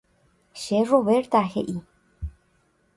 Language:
Guarani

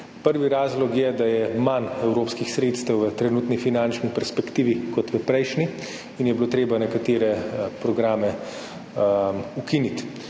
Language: Slovenian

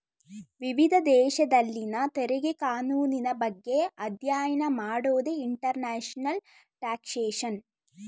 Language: Kannada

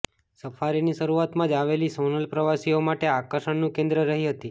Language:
Gujarati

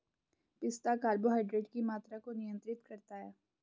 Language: Hindi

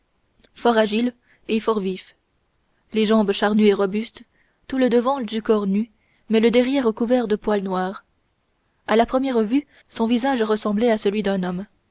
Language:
French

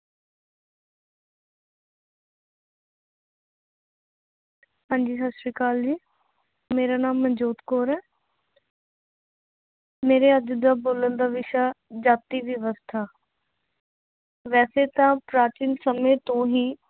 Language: Punjabi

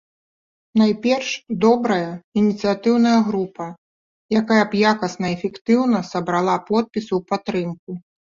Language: Belarusian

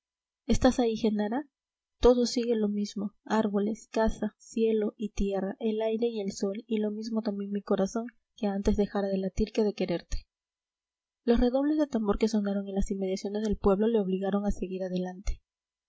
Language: Spanish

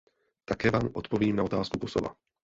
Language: Czech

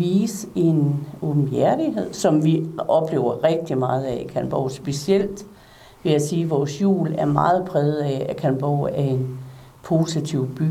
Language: Danish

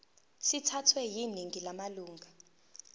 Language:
Zulu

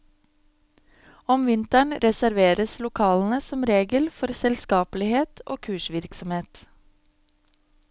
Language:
Norwegian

